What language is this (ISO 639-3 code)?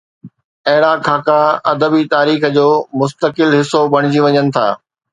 snd